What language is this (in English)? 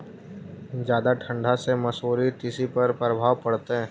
Magahi